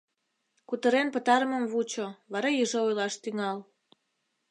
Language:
Mari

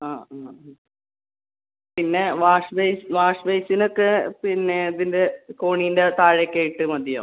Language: Malayalam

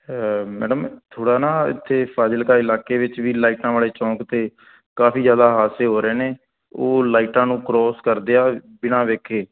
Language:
Punjabi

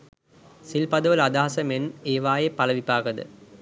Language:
Sinhala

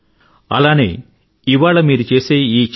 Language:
Telugu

